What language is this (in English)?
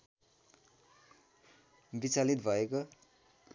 Nepali